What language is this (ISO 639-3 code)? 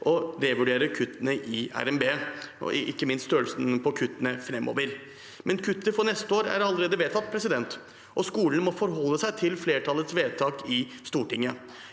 nor